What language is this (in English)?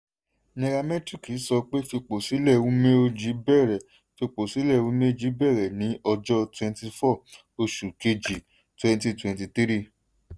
Yoruba